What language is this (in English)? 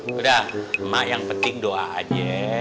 Indonesian